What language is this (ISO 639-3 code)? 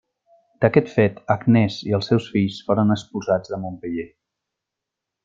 cat